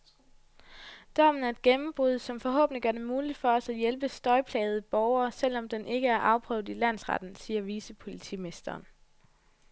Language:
Danish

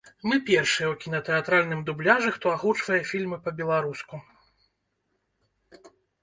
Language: Belarusian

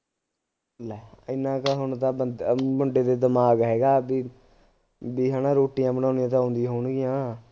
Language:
Punjabi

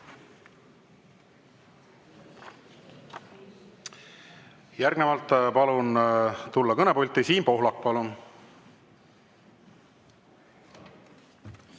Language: Estonian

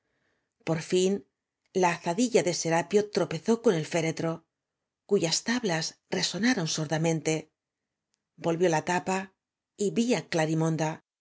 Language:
Spanish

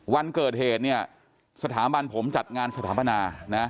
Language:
Thai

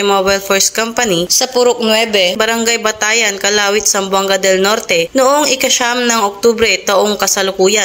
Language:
Filipino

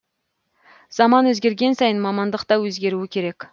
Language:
Kazakh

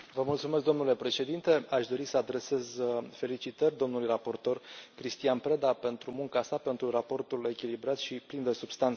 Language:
Romanian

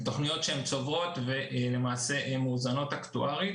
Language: Hebrew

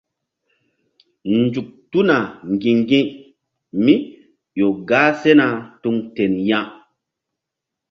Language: Mbum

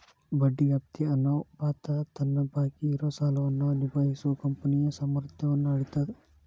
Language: Kannada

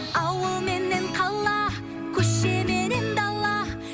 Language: Kazakh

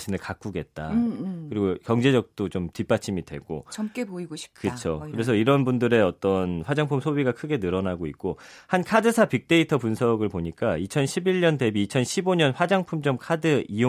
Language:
Korean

